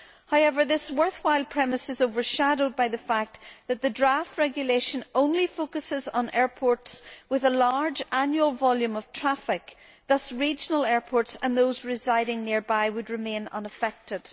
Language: English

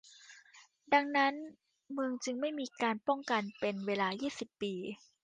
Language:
Thai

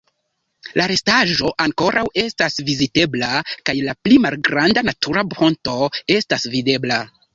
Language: Esperanto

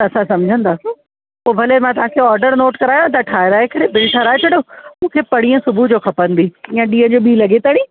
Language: Sindhi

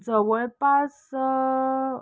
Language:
Marathi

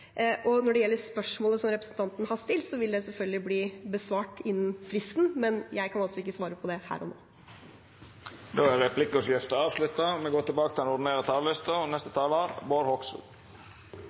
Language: Norwegian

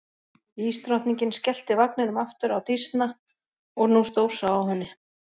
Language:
Icelandic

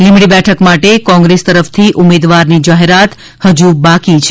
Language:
Gujarati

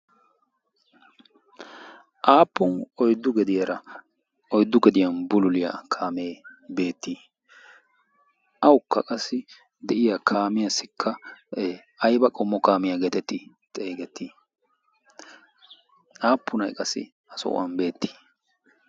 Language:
Wolaytta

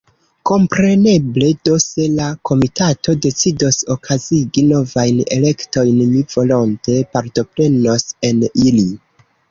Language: Esperanto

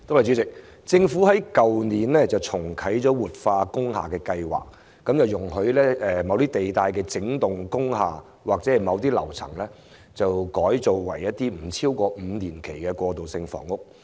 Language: Cantonese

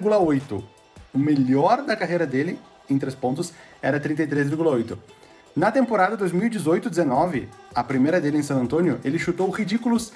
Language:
Portuguese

